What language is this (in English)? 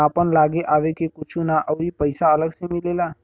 Bhojpuri